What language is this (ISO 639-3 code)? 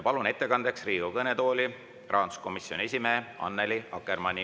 est